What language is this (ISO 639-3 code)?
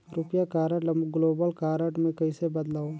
hne